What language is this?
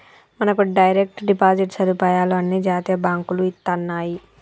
Telugu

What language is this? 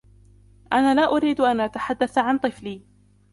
Arabic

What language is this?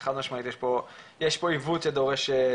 Hebrew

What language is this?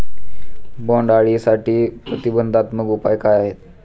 Marathi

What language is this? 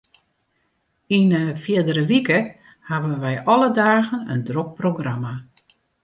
Western Frisian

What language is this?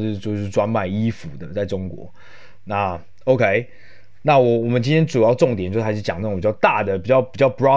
Chinese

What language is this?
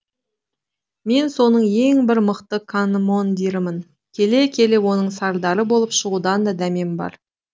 Kazakh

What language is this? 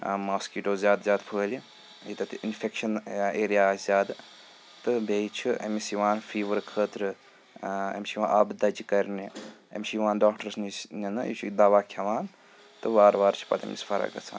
Kashmiri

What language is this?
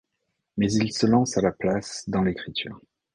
French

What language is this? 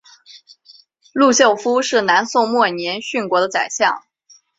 Chinese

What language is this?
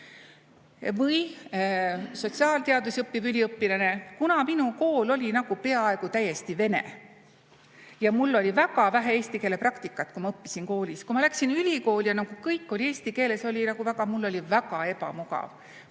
Estonian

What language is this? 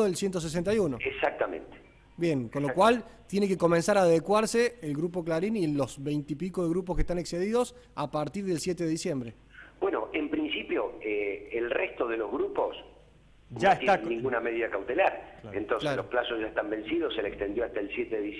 Spanish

